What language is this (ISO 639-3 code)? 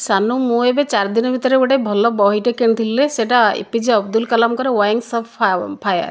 ori